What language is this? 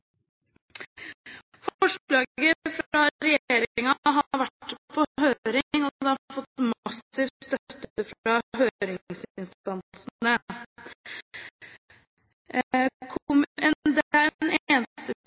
Norwegian Bokmål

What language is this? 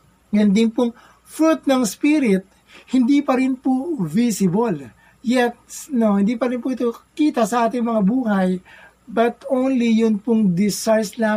Filipino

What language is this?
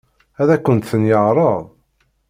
Kabyle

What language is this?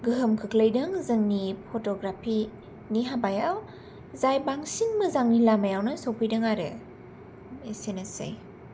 Bodo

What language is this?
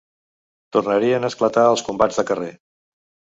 Catalan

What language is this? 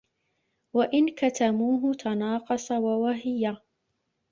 Arabic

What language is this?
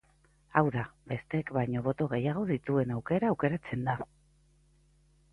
Basque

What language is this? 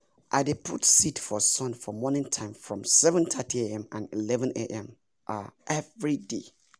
Nigerian Pidgin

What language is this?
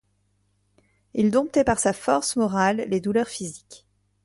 French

